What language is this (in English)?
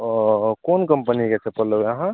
Maithili